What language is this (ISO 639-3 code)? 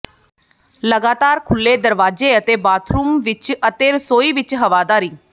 pan